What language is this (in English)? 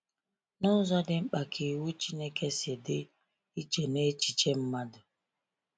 Igbo